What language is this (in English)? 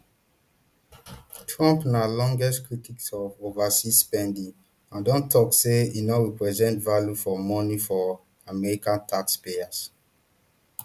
Nigerian Pidgin